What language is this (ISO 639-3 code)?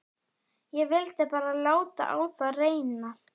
isl